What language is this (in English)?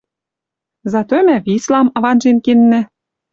Western Mari